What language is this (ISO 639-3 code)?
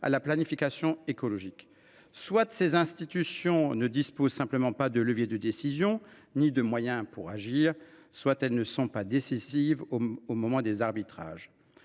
fra